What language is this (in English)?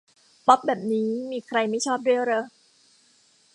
Thai